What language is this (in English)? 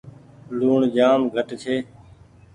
Goaria